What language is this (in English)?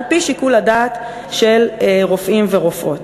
Hebrew